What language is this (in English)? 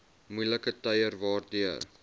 Afrikaans